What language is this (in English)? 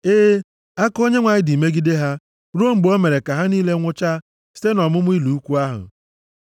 Igbo